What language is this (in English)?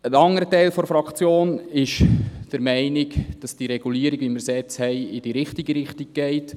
Swiss German